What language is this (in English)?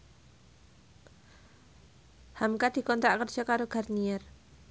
Javanese